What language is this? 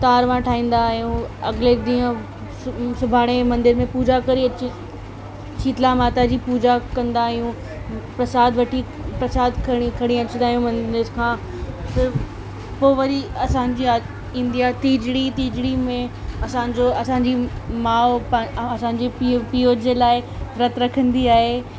Sindhi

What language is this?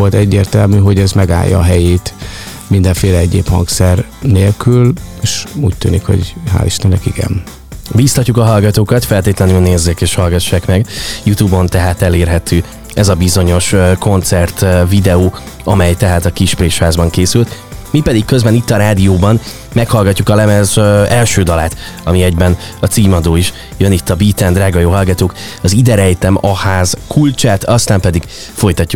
Hungarian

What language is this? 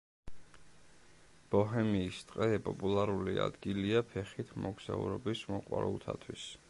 Georgian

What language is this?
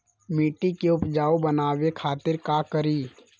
Magahi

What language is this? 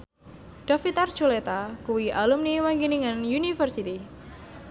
Javanese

